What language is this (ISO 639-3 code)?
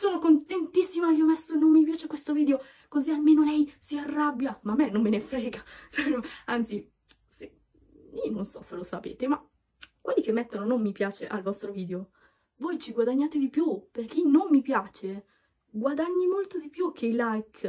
ita